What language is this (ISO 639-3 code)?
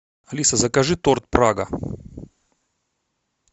rus